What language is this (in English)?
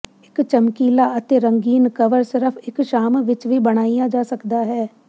Punjabi